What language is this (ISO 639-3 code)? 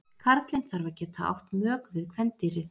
isl